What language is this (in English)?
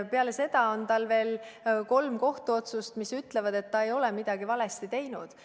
Estonian